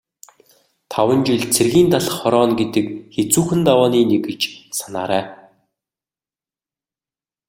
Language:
Mongolian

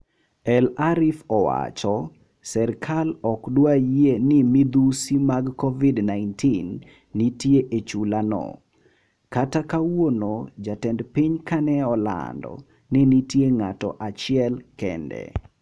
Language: Luo (Kenya and Tanzania)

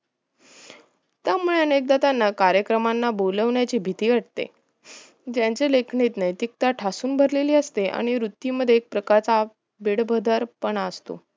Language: Marathi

